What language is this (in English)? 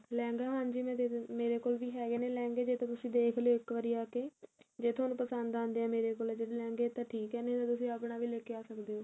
Punjabi